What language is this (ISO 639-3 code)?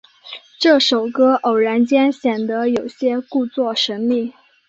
zho